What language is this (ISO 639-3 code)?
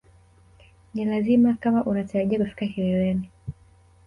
swa